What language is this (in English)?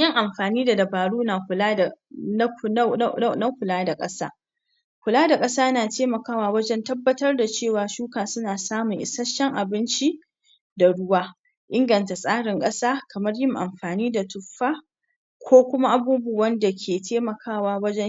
Hausa